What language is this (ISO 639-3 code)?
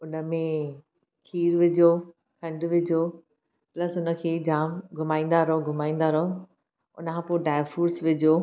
snd